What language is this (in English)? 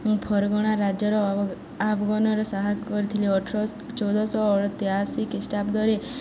Odia